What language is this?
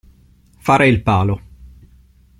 Italian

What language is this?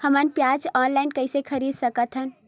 Chhattisgarhi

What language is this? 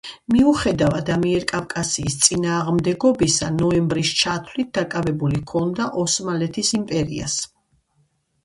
Georgian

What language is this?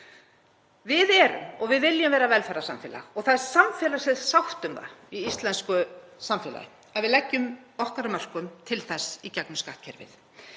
Icelandic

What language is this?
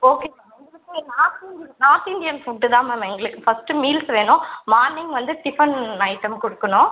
Tamil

